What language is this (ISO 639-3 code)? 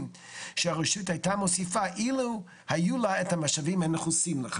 heb